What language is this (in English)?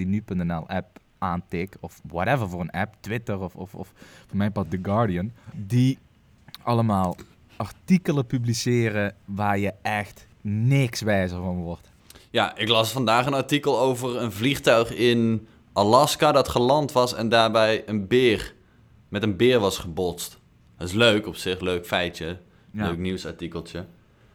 Dutch